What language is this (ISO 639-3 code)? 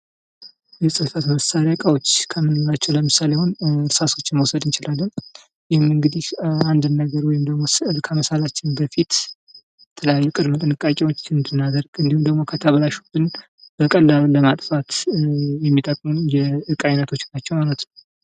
amh